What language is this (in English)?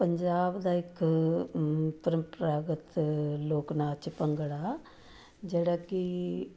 Punjabi